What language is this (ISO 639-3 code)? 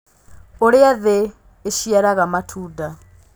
kik